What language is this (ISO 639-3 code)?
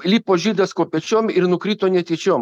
lit